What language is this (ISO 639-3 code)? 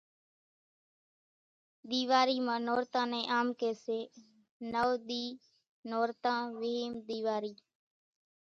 gjk